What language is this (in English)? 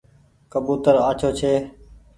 Goaria